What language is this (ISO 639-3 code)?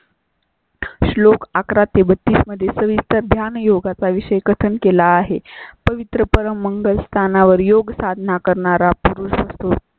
mar